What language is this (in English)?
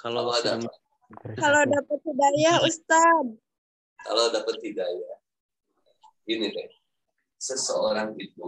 Indonesian